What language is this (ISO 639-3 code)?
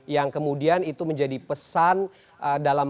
ind